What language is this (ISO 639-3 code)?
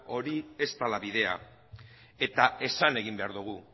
eus